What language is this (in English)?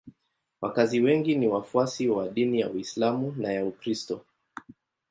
Swahili